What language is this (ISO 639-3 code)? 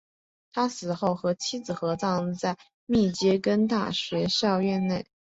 zho